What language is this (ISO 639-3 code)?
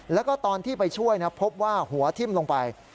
tha